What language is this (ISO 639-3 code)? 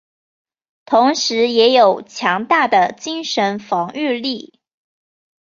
zho